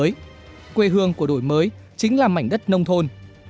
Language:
Vietnamese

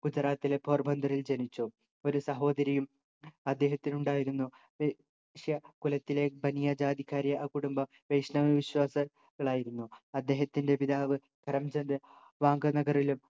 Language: Malayalam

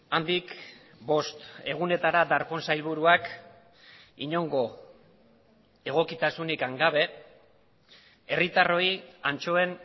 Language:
Basque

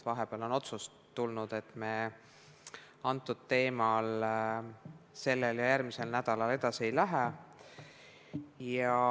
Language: Estonian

